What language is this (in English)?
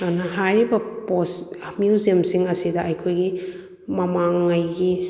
Manipuri